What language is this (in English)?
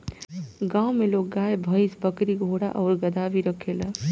Bhojpuri